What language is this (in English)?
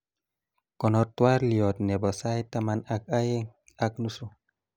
Kalenjin